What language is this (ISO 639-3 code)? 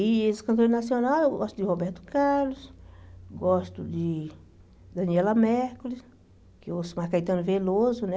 por